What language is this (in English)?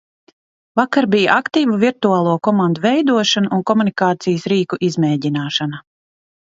Latvian